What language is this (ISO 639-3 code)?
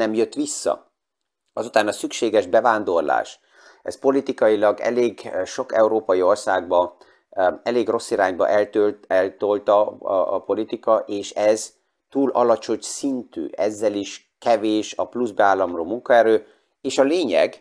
hun